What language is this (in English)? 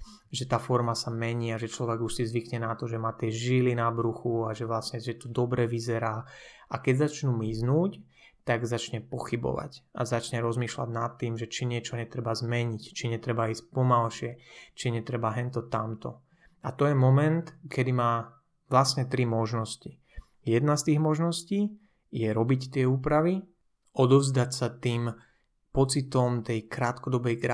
Slovak